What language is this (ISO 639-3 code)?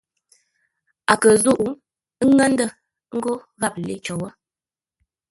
nla